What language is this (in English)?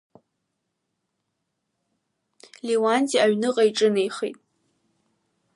Abkhazian